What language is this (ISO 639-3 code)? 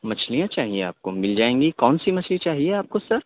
urd